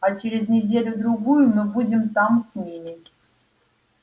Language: Russian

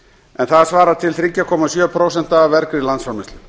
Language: Icelandic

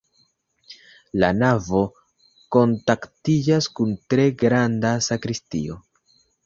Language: Esperanto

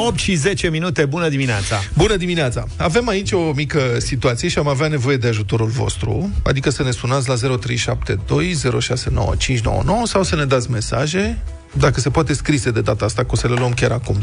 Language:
Romanian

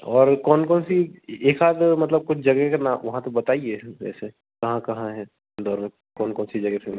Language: Hindi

